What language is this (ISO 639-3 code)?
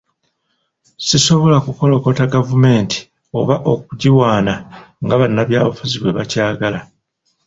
lug